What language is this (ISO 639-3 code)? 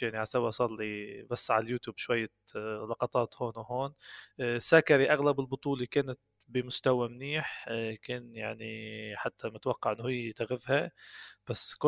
ara